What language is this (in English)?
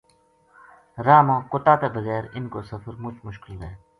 Gujari